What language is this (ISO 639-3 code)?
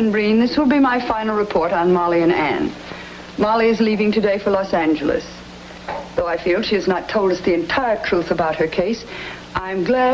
eng